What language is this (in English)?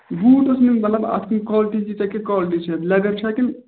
Kashmiri